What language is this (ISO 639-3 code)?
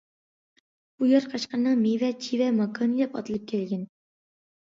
uig